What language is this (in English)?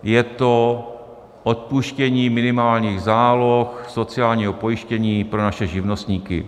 Czech